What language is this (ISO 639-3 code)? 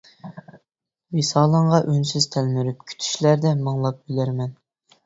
uig